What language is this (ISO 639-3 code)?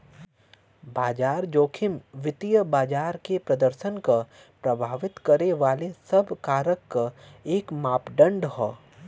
bho